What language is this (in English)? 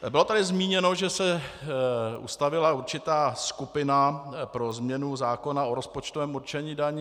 Czech